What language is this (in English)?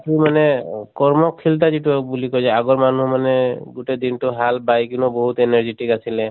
Assamese